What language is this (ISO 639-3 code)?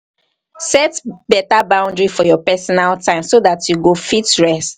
pcm